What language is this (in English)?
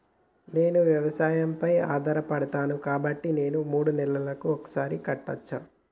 Telugu